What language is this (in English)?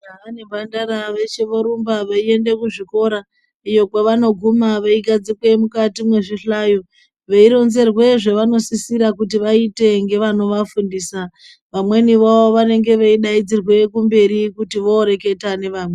Ndau